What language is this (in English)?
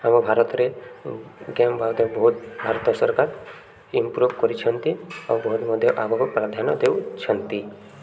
Odia